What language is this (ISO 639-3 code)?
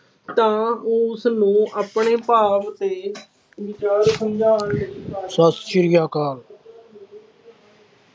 pan